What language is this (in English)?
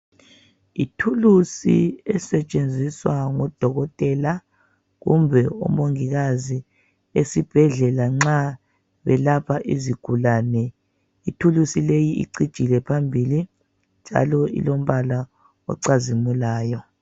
North Ndebele